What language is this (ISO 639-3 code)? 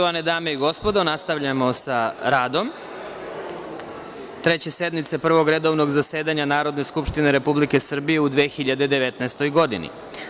srp